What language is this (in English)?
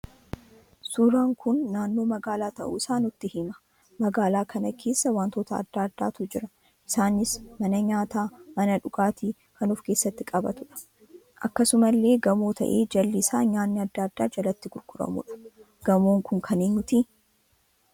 Oromo